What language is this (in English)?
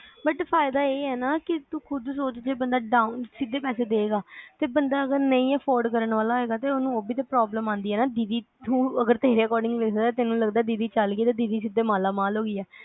Punjabi